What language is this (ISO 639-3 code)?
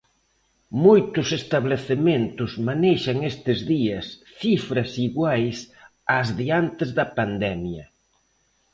glg